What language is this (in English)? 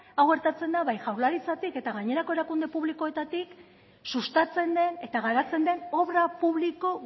Basque